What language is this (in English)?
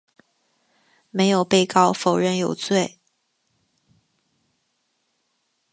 Chinese